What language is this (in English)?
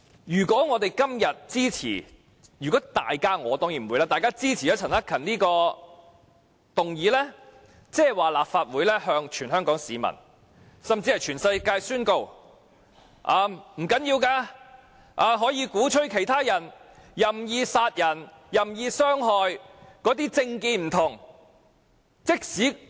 Cantonese